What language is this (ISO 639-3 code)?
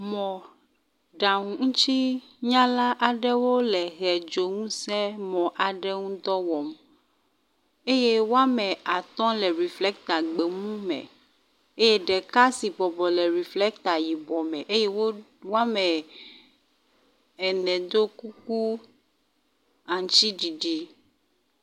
ewe